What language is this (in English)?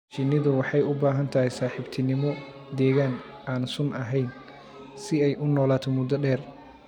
Somali